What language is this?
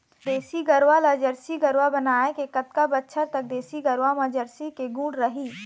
Chhattisgarhi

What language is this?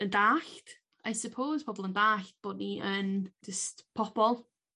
Welsh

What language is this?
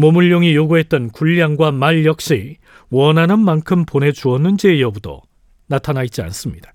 Korean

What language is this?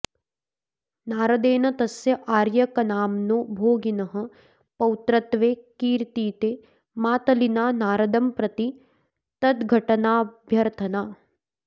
Sanskrit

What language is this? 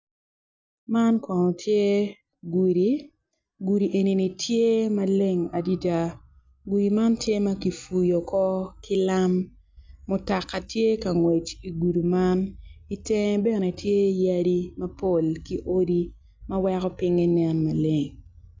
Acoli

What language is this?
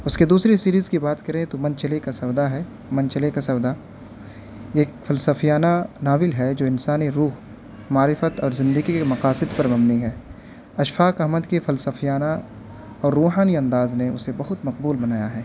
Urdu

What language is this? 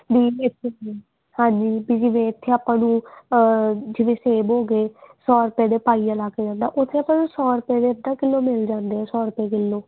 Punjabi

